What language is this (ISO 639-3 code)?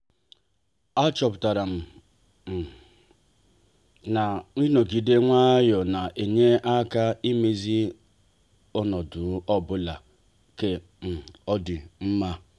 ibo